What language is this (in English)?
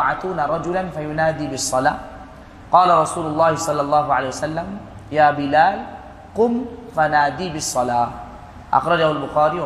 Malay